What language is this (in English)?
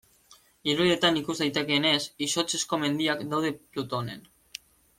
Basque